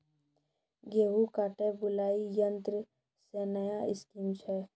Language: Maithili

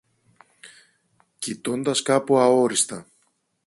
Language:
Greek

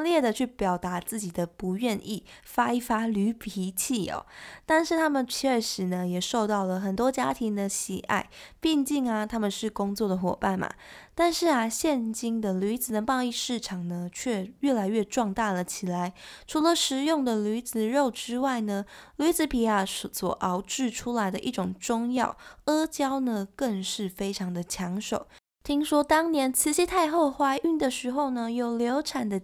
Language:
Chinese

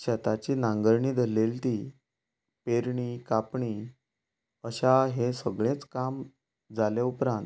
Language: Konkani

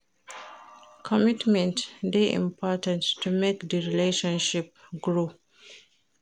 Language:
Nigerian Pidgin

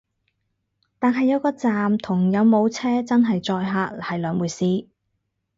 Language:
Cantonese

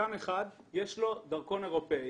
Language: Hebrew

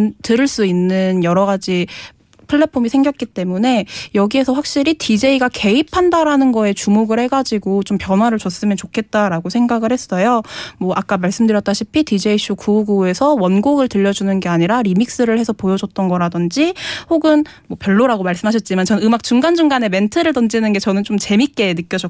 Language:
Korean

